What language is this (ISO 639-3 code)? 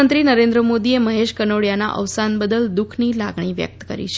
guj